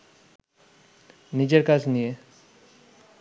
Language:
Bangla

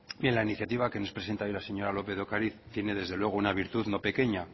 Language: Spanish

